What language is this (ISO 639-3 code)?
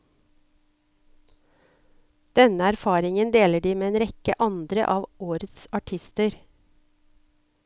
nor